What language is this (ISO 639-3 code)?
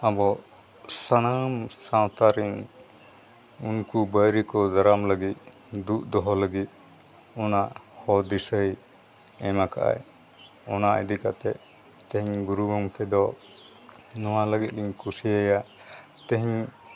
sat